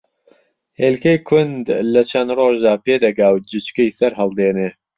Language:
Central Kurdish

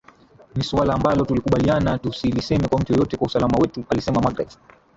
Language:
Swahili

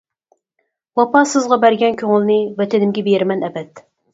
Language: Uyghur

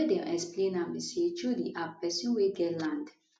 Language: Nigerian Pidgin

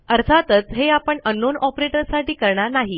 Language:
Marathi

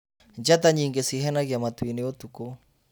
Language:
Kikuyu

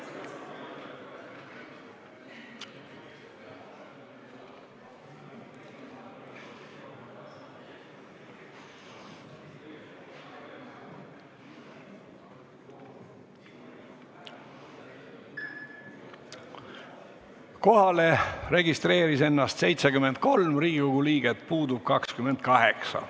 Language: Estonian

